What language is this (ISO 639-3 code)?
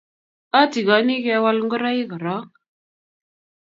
kln